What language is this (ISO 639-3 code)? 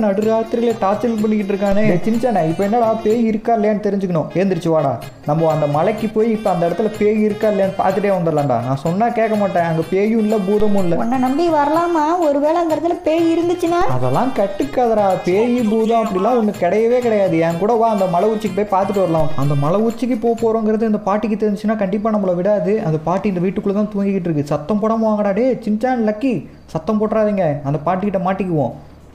ron